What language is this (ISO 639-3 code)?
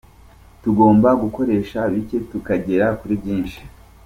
kin